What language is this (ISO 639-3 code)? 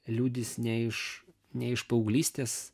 lit